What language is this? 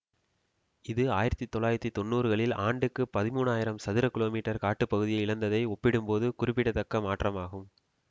Tamil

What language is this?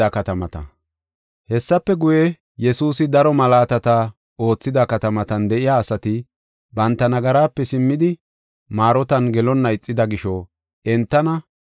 Gofa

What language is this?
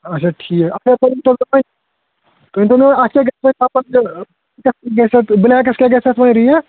Kashmiri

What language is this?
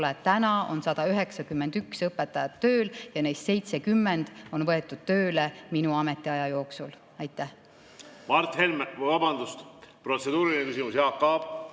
Estonian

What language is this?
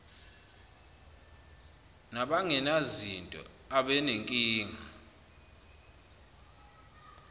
Zulu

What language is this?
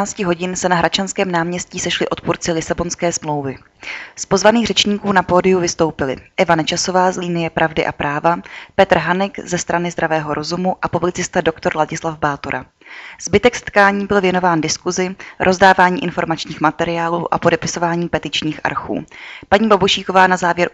Czech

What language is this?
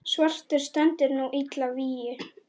Icelandic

